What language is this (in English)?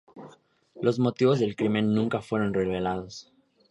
Spanish